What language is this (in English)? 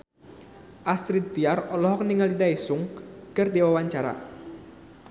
Sundanese